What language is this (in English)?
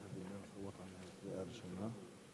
Hebrew